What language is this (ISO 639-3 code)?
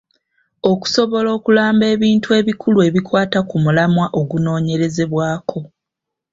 lug